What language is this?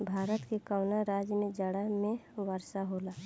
Bhojpuri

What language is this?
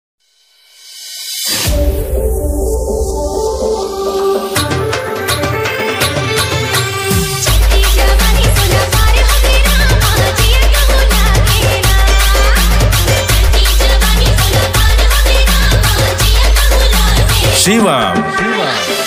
Arabic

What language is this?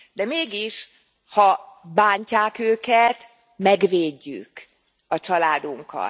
Hungarian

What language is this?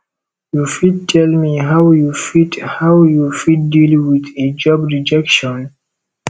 Nigerian Pidgin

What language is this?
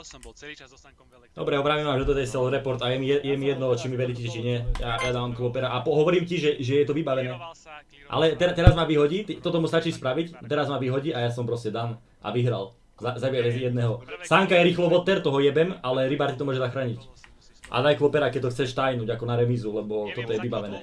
Slovak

